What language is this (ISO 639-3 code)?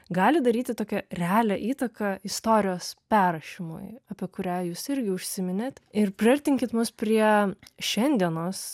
lit